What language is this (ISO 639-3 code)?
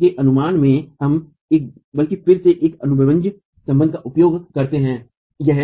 hin